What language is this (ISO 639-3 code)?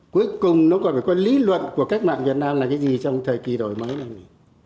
vie